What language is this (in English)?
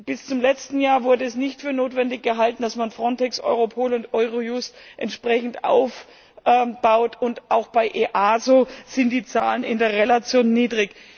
German